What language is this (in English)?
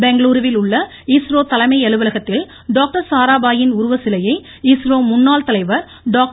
Tamil